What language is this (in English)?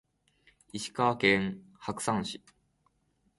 Japanese